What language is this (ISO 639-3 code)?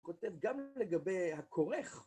heb